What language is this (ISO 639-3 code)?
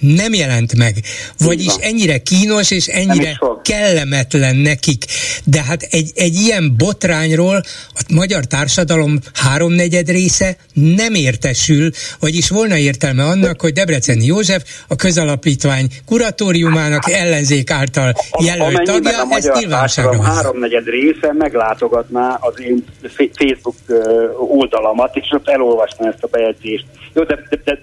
hun